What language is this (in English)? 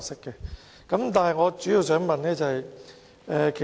Cantonese